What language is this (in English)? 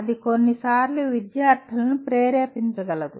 Telugu